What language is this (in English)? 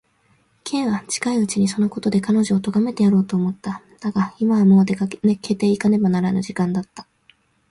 Japanese